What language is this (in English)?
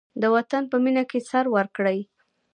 Pashto